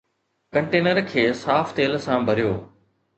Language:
Sindhi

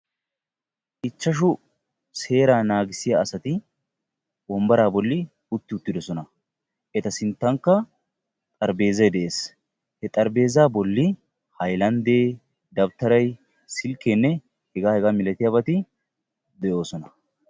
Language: Wolaytta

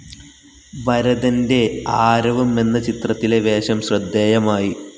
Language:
Malayalam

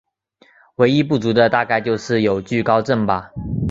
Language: Chinese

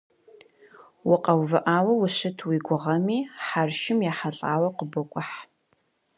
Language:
Kabardian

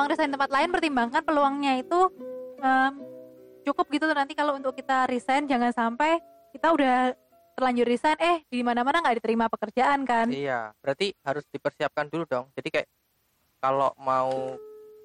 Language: Indonesian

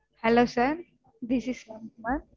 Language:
Tamil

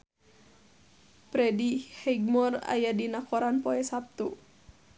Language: Sundanese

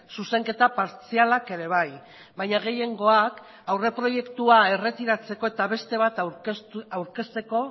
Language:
Basque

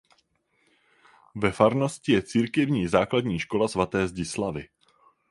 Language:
Czech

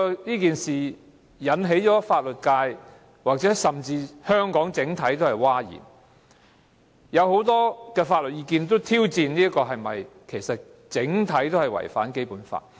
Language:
Cantonese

